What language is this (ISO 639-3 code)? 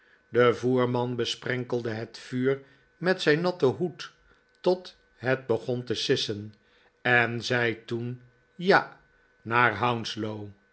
nld